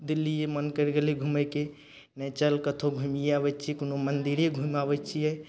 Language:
Maithili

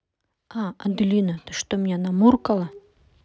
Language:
Russian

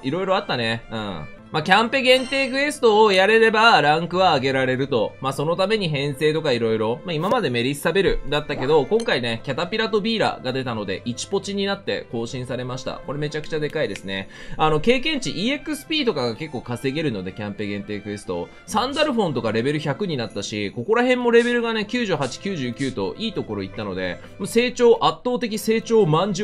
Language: Japanese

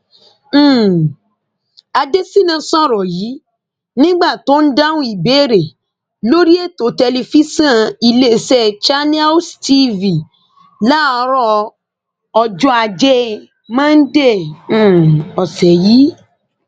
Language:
Yoruba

